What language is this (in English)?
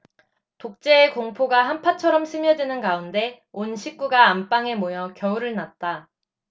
Korean